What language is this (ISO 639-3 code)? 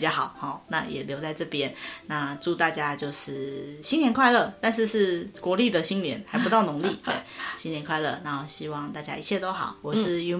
zho